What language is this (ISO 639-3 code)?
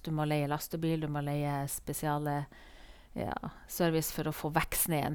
nor